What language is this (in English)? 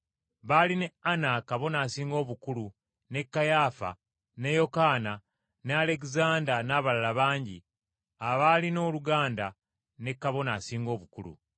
Ganda